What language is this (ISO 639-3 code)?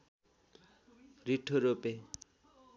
nep